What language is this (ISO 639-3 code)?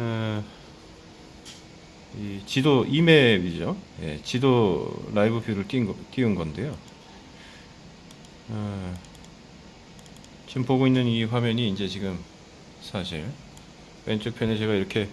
kor